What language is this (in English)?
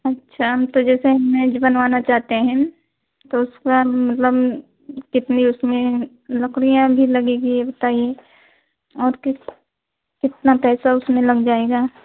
Hindi